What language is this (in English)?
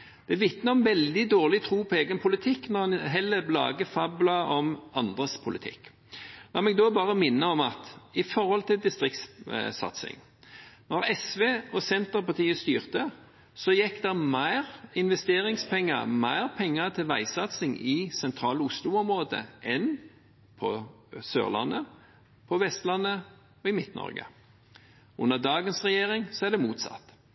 Norwegian Bokmål